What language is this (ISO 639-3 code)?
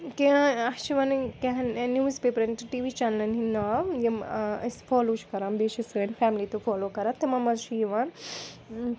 kas